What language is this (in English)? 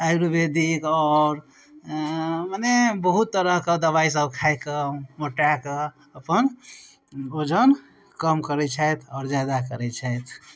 Maithili